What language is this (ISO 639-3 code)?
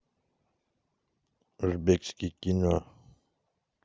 rus